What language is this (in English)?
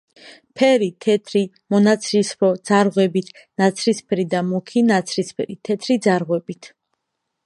Georgian